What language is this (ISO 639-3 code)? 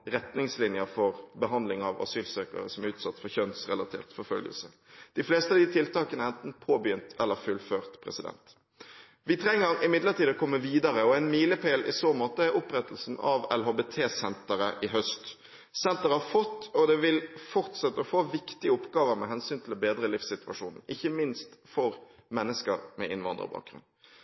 nob